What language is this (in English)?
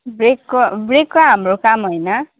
Nepali